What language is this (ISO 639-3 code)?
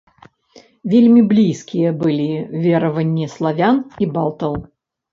bel